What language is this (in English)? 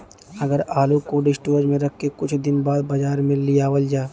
Bhojpuri